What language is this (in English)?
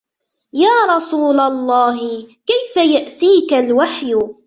Arabic